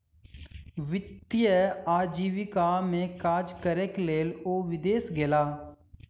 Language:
Maithili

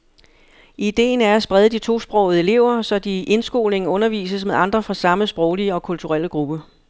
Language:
Danish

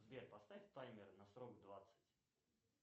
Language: Russian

